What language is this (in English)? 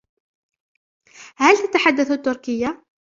Arabic